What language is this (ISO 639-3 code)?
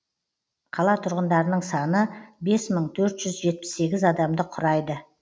kaz